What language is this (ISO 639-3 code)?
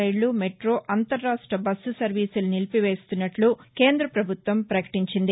tel